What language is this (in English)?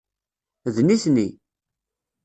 Kabyle